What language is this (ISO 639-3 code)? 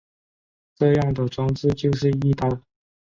zho